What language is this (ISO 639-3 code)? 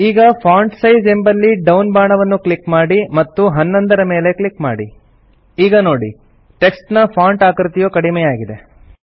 kan